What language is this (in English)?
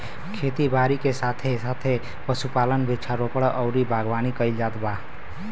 Bhojpuri